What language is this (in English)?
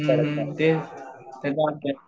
Marathi